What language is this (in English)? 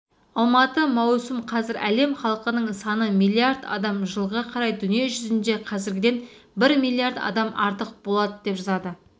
Kazakh